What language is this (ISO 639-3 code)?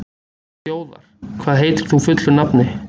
isl